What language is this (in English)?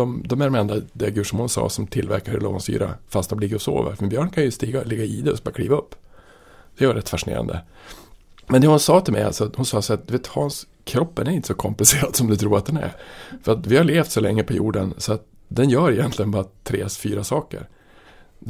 Swedish